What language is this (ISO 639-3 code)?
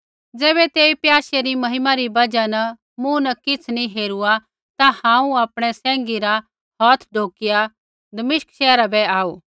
kfx